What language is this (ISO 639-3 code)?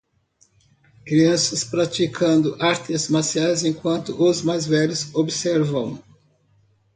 por